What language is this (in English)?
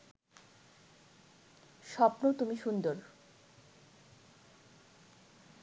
Bangla